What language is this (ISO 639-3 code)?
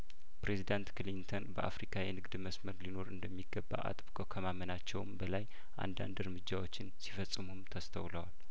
amh